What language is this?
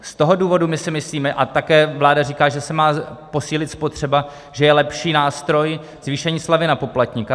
Czech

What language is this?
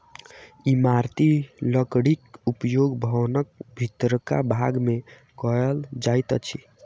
Maithili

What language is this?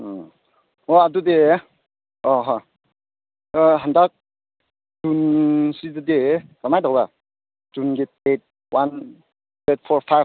Manipuri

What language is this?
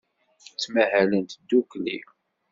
Kabyle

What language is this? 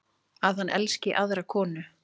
Icelandic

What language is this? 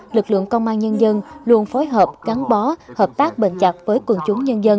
Vietnamese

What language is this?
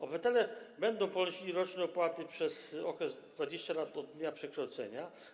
Polish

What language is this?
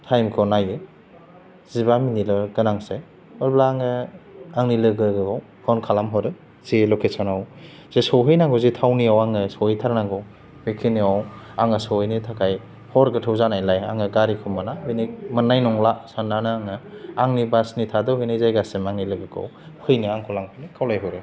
Bodo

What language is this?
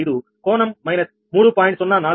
Telugu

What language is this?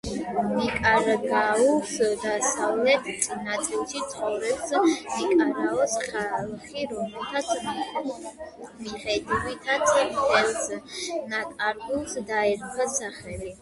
Georgian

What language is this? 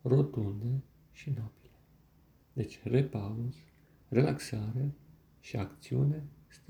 Romanian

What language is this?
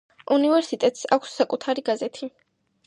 Georgian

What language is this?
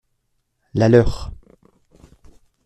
French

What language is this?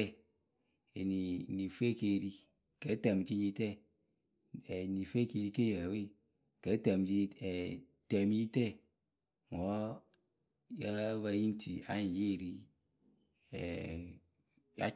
Akebu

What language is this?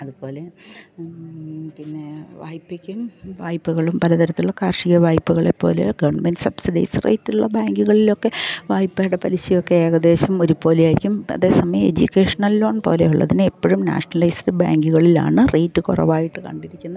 Malayalam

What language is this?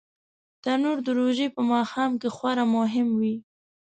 Pashto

